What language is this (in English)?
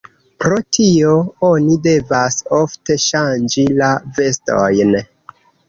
Esperanto